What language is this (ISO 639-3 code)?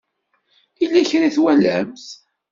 kab